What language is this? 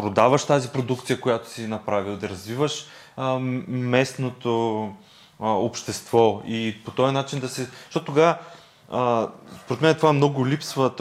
Bulgarian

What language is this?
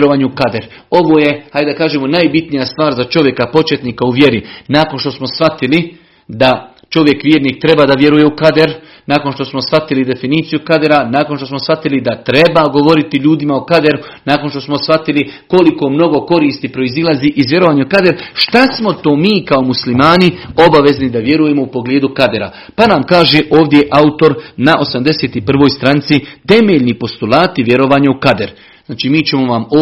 Croatian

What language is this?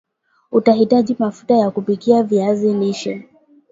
Swahili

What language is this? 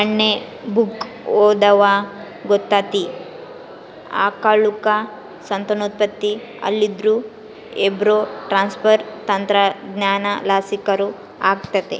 Kannada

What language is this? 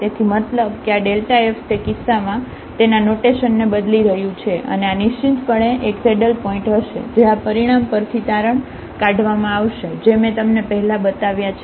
Gujarati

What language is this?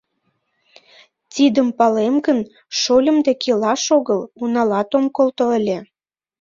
Mari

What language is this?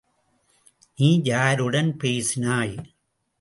Tamil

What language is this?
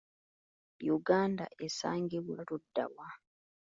Ganda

